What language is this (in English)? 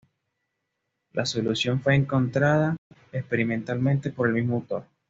Spanish